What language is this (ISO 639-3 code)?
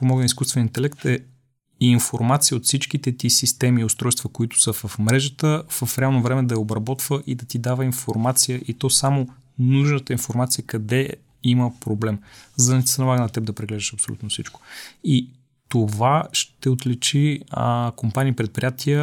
bul